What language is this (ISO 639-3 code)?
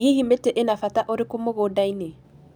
kik